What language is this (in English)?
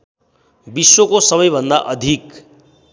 Nepali